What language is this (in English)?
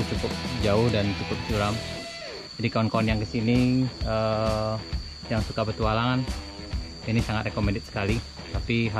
Indonesian